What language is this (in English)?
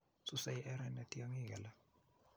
Kalenjin